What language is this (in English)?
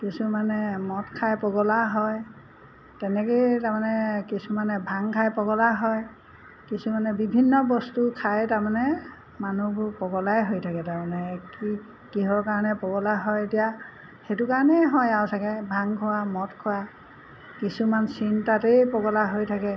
Assamese